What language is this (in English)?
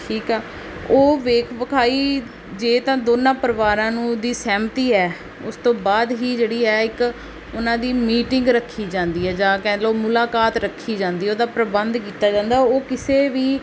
Punjabi